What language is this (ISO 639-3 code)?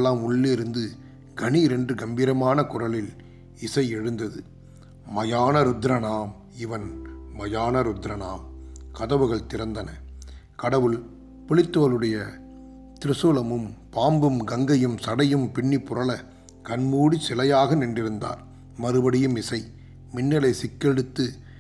tam